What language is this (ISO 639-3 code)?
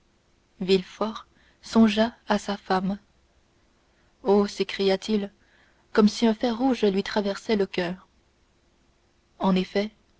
fra